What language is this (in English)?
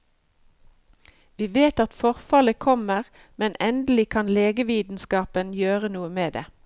Norwegian